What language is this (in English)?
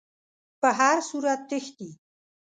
Pashto